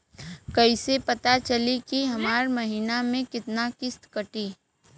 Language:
Bhojpuri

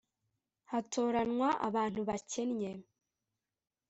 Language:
Kinyarwanda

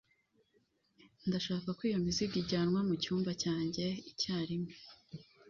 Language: Kinyarwanda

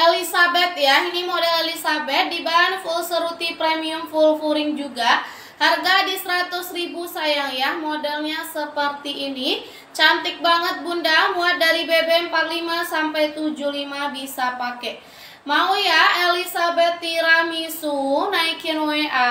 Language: Indonesian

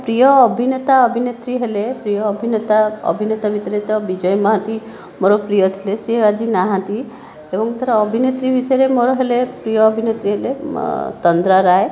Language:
Odia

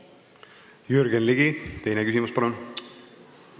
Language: Estonian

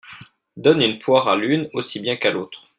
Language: French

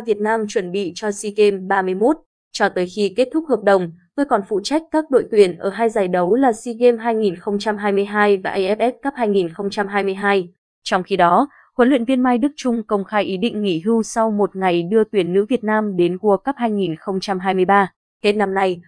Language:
Vietnamese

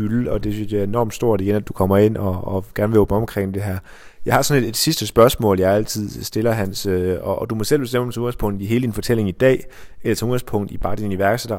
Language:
Danish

